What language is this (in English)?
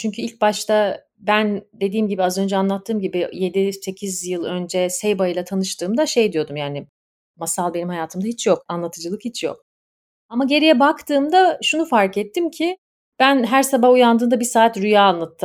Turkish